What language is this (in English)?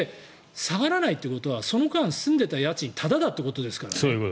Japanese